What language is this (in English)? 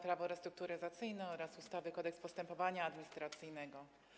Polish